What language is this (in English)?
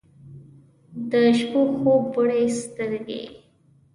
Pashto